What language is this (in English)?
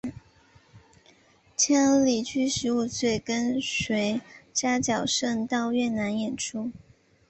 Chinese